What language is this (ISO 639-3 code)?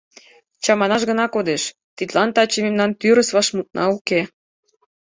chm